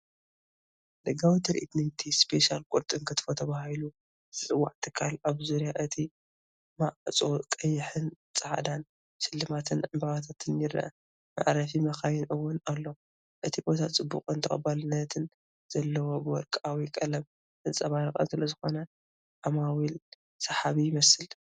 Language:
Tigrinya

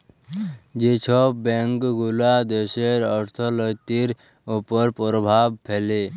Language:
Bangla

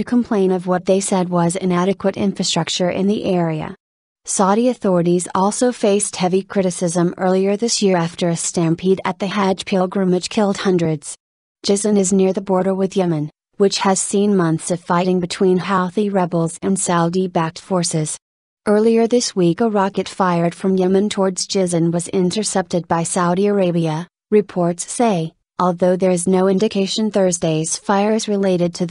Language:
English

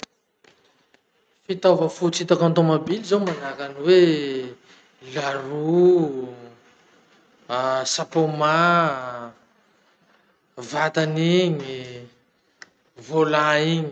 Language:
Masikoro Malagasy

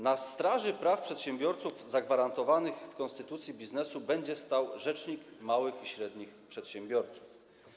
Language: Polish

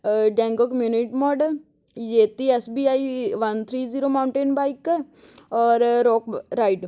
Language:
Punjabi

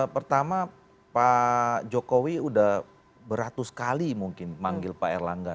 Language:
Indonesian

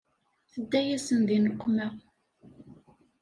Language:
Kabyle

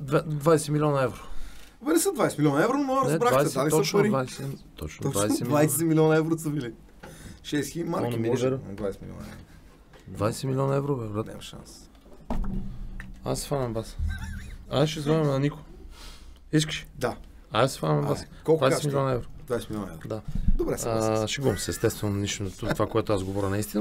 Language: Bulgarian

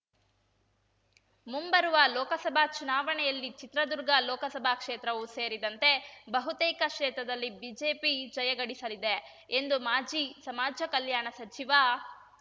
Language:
Kannada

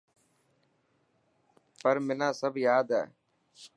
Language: Dhatki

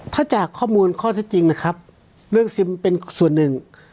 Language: Thai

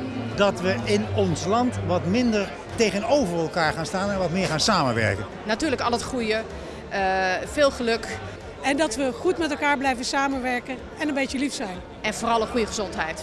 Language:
Dutch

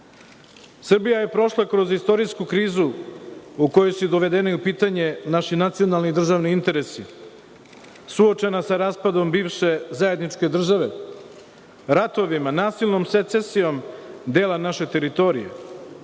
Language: Serbian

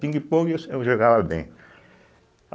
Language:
Portuguese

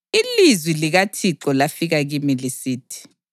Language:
North Ndebele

